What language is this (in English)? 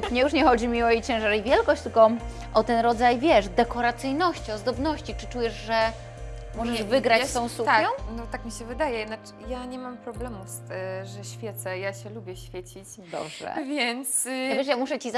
Polish